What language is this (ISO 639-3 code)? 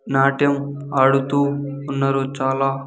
tel